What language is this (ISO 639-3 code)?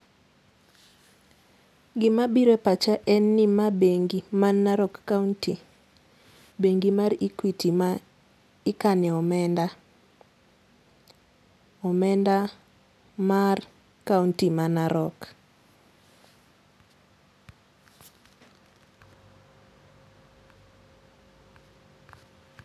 luo